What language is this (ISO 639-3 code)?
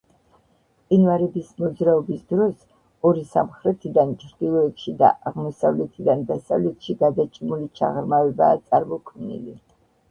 kat